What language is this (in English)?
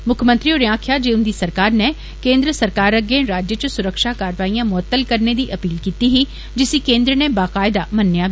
Dogri